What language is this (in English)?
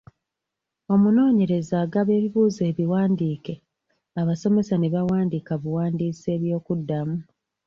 Ganda